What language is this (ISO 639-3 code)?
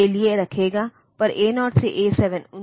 hin